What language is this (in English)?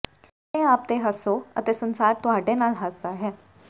Punjabi